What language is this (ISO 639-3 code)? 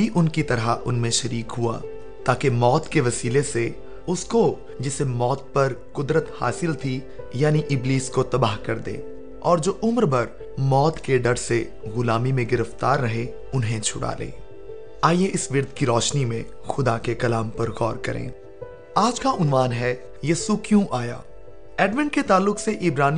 urd